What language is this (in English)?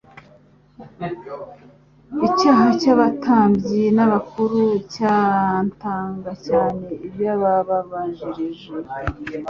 Kinyarwanda